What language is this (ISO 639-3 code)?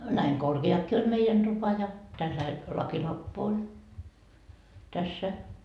fin